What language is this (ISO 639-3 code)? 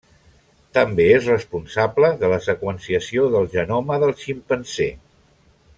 cat